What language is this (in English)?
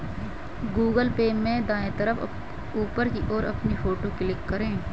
Hindi